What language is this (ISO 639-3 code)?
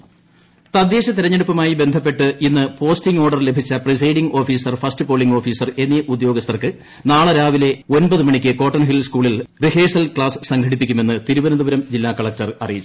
mal